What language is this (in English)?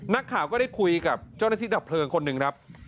Thai